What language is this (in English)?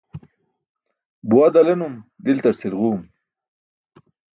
Burushaski